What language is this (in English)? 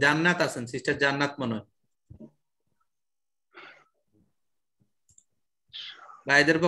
Italian